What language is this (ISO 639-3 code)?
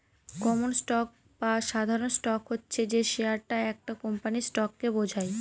ben